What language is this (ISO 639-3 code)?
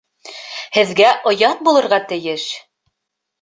bak